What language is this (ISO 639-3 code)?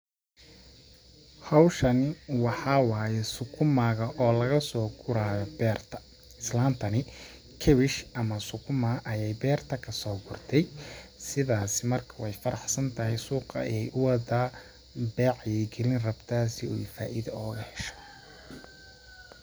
som